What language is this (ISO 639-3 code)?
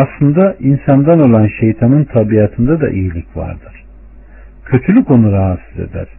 tur